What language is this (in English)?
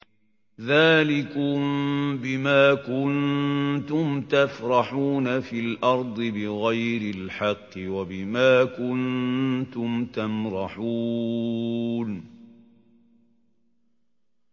Arabic